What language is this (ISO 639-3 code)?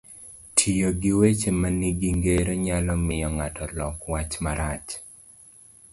luo